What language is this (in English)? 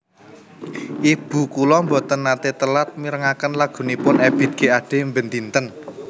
Javanese